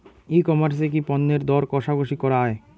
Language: Bangla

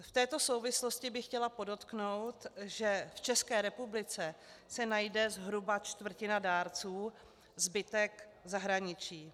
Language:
Czech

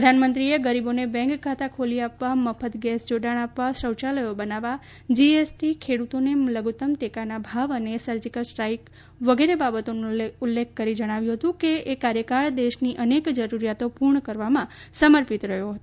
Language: Gujarati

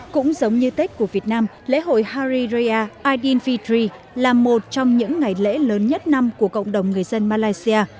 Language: Vietnamese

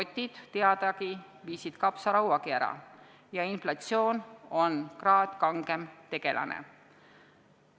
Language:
Estonian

